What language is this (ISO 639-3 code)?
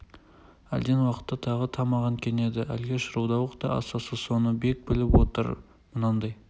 kaz